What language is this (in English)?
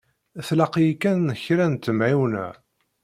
Kabyle